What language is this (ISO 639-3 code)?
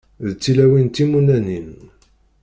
kab